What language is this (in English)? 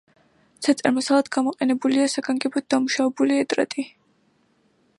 Georgian